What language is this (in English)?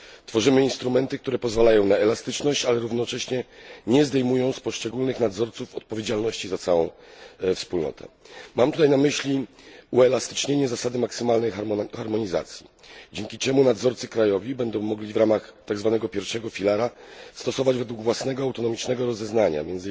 Polish